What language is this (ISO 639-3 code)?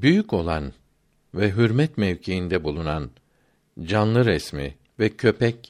tur